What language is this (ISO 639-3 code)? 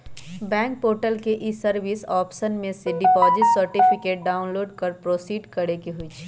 mag